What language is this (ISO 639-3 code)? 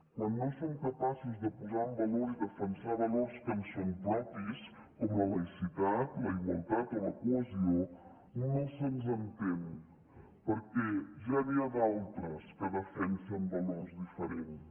cat